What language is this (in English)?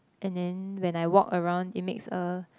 English